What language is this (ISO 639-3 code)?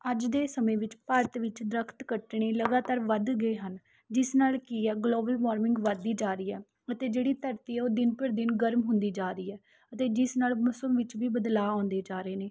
pan